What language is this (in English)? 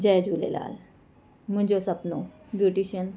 Sindhi